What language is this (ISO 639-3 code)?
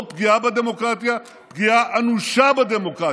heb